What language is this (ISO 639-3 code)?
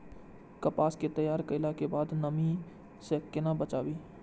mai